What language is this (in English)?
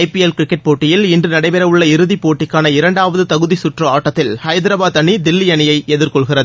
Tamil